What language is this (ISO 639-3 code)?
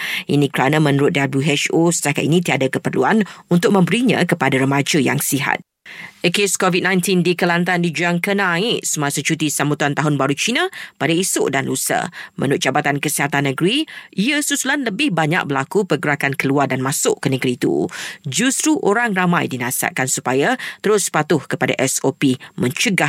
msa